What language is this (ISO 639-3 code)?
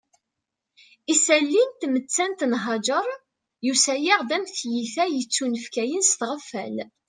kab